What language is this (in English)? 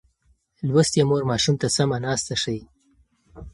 Pashto